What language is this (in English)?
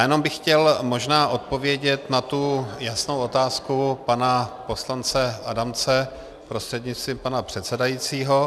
Czech